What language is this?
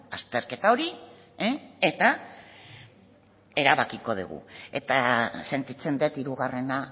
Basque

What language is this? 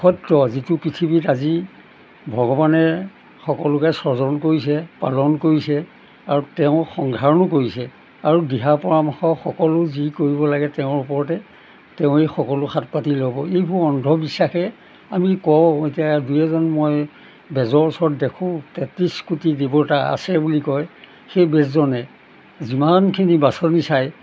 Assamese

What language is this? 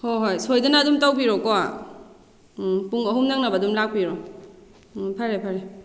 Manipuri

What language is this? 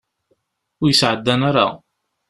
Kabyle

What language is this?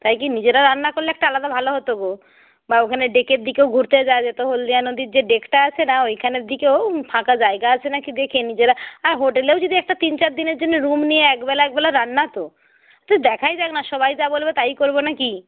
Bangla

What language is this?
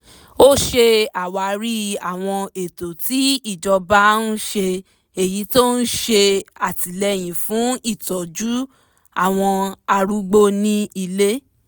Yoruba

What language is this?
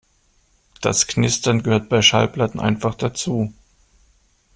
German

